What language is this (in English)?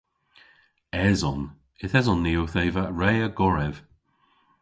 Cornish